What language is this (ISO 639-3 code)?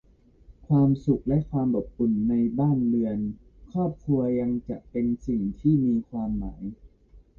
tha